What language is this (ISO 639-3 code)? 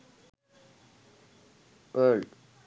sin